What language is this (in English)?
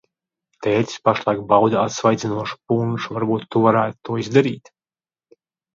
Latvian